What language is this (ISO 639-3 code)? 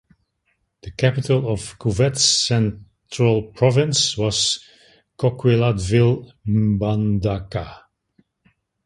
eng